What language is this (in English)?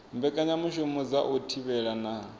Venda